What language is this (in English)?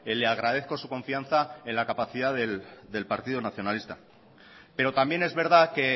Spanish